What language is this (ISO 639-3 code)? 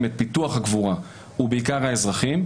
heb